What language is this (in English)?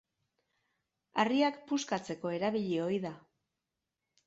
Basque